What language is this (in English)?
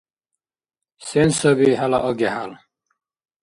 Dargwa